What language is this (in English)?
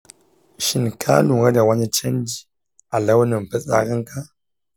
Hausa